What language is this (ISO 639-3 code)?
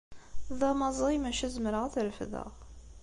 kab